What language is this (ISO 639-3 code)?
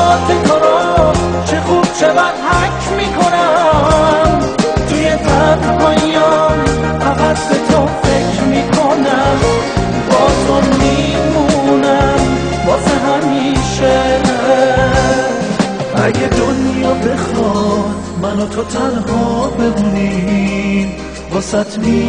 fas